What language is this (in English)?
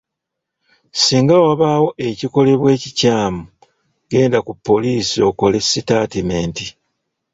Ganda